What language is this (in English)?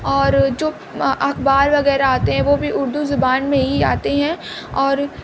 Urdu